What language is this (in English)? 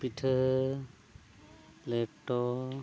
Santali